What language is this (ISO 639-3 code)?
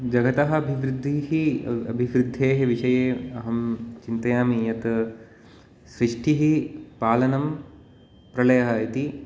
san